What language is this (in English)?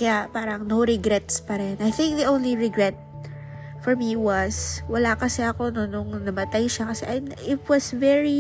Filipino